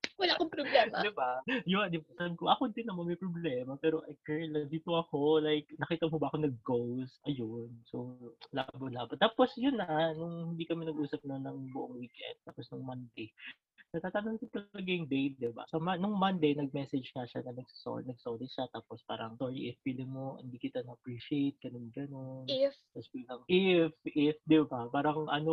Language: Filipino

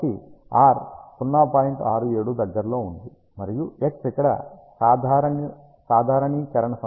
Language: Telugu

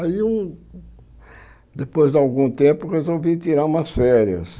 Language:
Portuguese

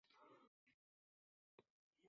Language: Uzbek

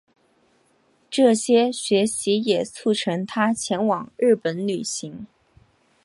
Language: Chinese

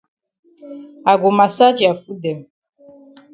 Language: Cameroon Pidgin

